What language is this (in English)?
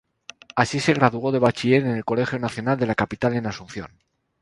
Spanish